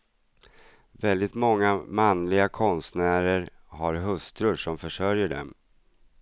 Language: Swedish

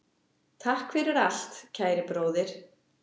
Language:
Icelandic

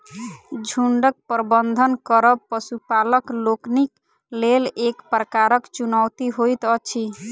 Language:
Maithili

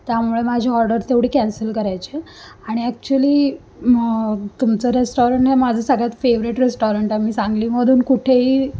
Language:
Marathi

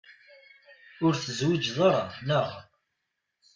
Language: Kabyle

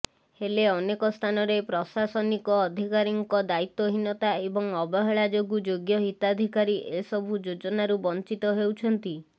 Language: Odia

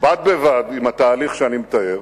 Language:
Hebrew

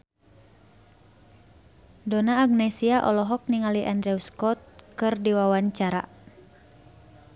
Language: Sundanese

